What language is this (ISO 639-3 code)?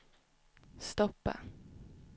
swe